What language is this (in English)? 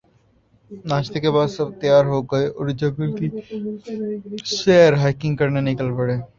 Urdu